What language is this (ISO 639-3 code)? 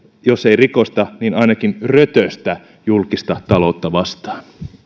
fin